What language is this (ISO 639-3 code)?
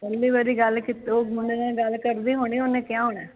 pan